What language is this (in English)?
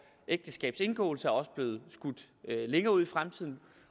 Danish